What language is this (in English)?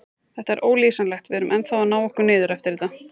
Icelandic